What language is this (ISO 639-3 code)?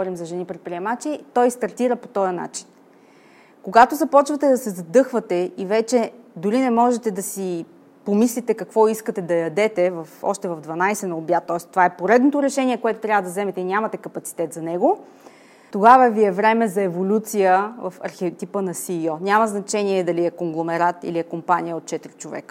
bul